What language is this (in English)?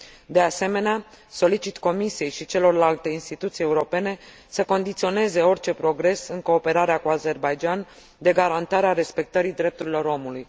Romanian